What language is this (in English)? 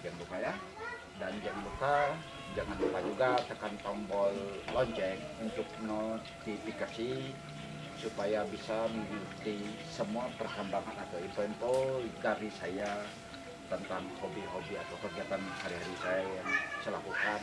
Indonesian